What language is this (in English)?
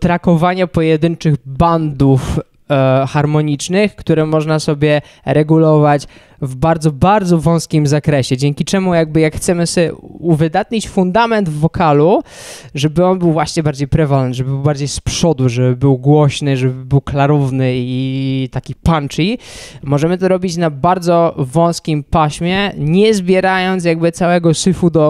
Polish